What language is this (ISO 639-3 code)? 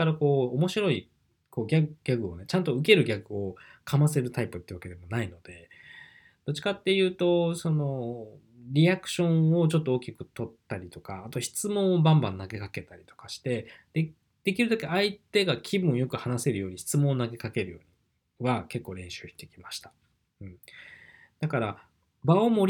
jpn